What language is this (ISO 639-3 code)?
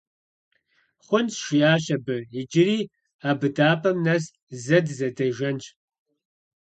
kbd